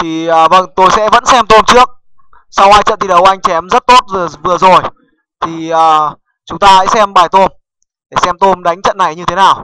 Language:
Vietnamese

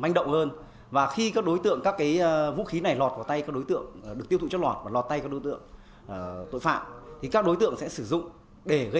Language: Vietnamese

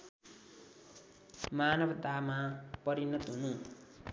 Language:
Nepali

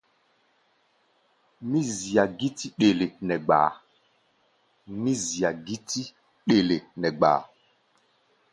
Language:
Gbaya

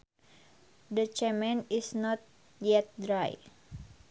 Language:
Sundanese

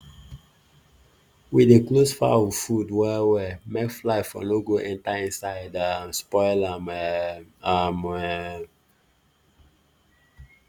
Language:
Nigerian Pidgin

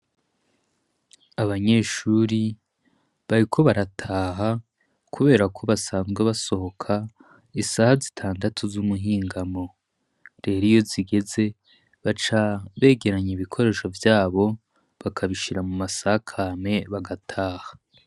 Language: Rundi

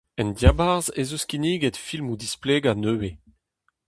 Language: Breton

